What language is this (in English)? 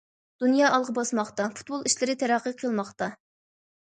Uyghur